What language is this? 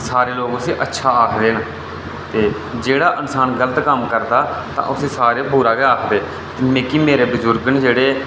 Dogri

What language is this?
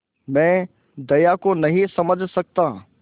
Hindi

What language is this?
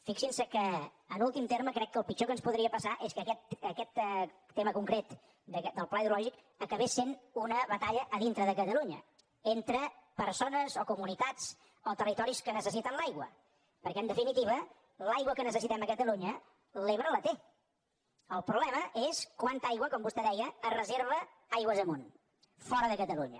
Catalan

